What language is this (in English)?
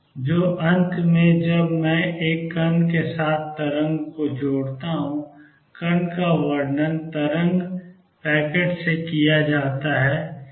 Hindi